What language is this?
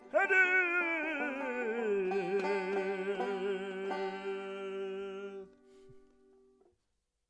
Welsh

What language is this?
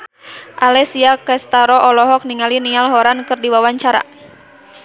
Sundanese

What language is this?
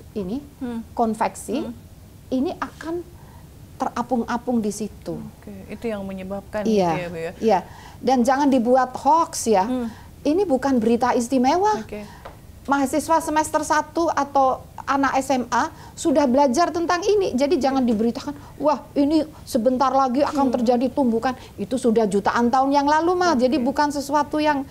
Indonesian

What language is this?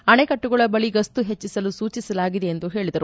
Kannada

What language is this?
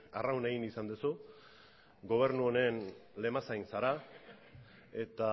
Basque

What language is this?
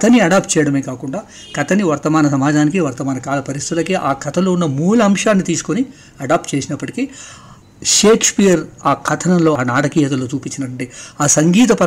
Telugu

